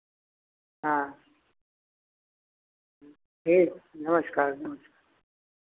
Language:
Hindi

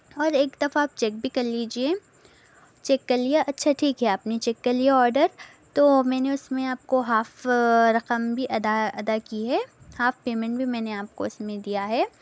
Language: Urdu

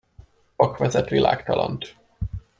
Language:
Hungarian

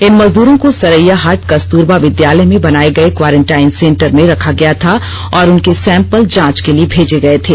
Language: Hindi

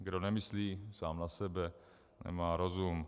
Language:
Czech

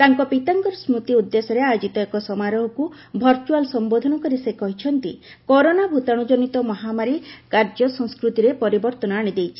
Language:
Odia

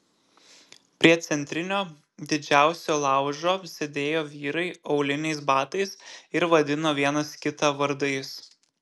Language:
Lithuanian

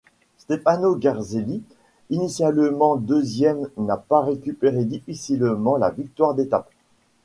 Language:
French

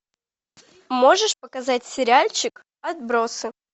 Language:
Russian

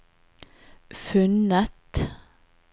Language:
Norwegian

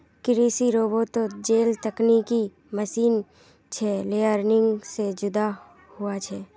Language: Magahi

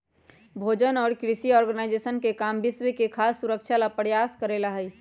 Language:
Magahi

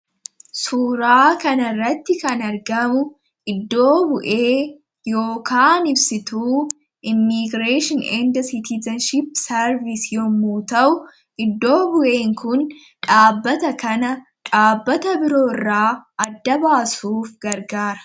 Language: Oromo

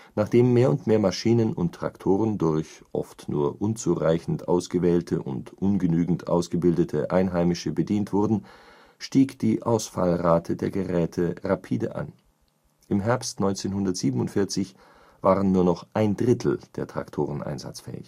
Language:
German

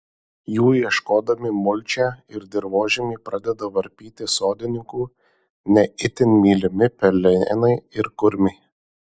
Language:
Lithuanian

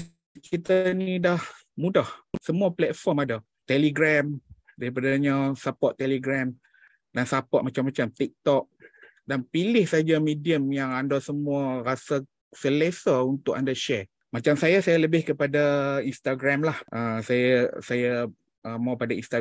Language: Malay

